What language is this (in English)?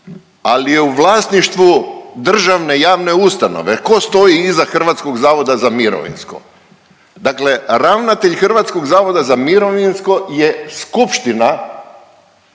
Croatian